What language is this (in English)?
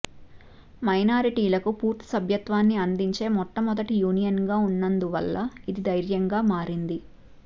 Telugu